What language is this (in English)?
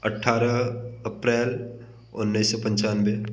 Hindi